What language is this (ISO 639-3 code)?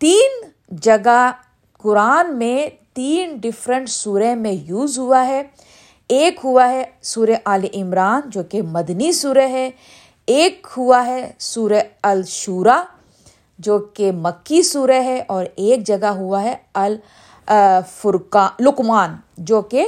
urd